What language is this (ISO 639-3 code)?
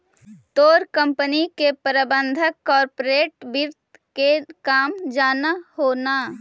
mag